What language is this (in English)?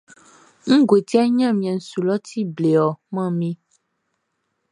Baoulé